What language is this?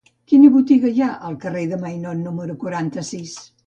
Catalan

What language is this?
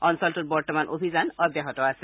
Assamese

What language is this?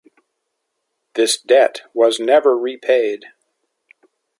English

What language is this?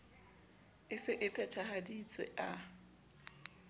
Southern Sotho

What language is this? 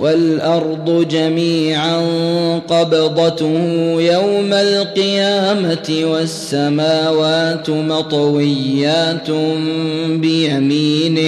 Arabic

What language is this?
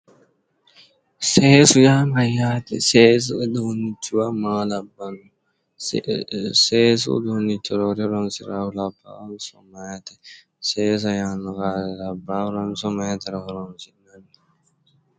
Sidamo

